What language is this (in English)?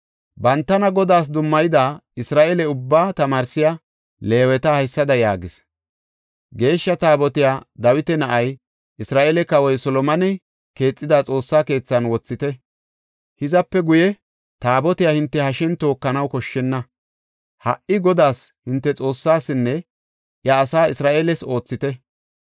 Gofa